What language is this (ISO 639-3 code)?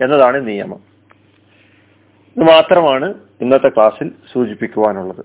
mal